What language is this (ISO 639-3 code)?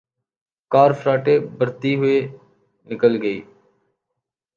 urd